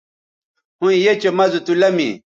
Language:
Bateri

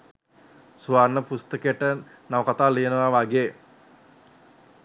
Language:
Sinhala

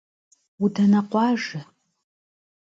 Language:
Kabardian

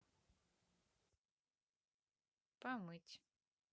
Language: Russian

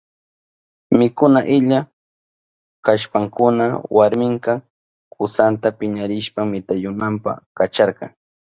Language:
Southern Pastaza Quechua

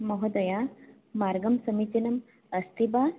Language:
Sanskrit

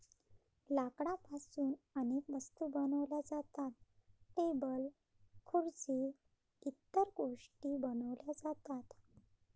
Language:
Marathi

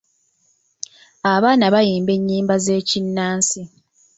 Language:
Ganda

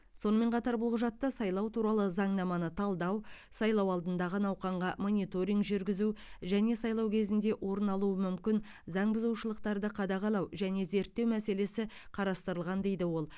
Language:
Kazakh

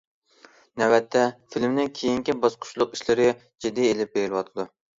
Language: Uyghur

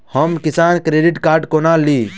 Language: Maithili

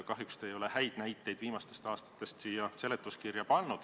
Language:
Estonian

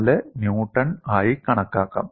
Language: Malayalam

